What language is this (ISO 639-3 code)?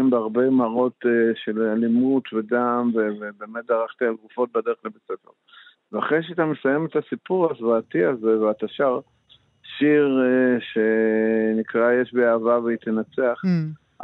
heb